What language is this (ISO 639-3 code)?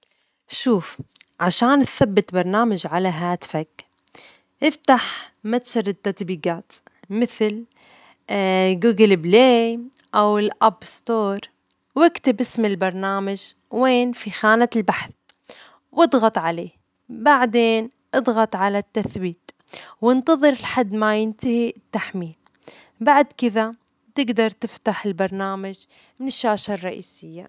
acx